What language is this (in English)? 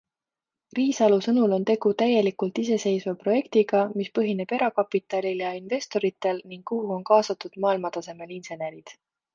Estonian